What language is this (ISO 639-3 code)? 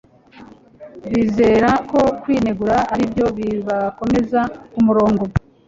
kin